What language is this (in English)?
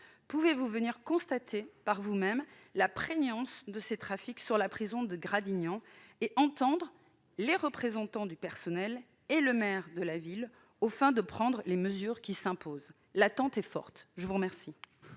French